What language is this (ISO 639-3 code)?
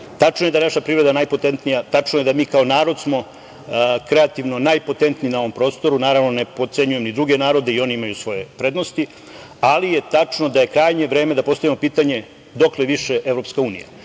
srp